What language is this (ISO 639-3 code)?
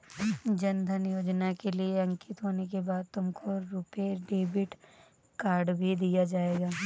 hin